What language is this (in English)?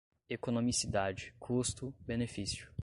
Portuguese